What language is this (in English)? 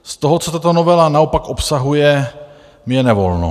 Czech